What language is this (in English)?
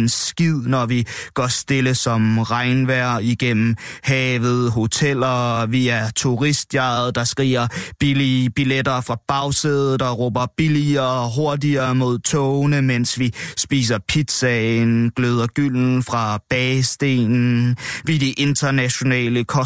Danish